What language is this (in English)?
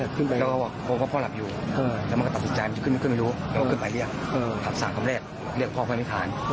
Thai